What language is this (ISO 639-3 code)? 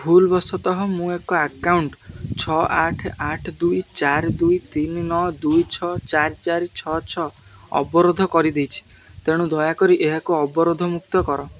ori